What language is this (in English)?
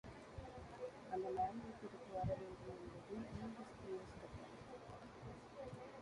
Tamil